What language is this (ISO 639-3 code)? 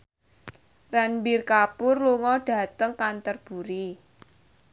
jav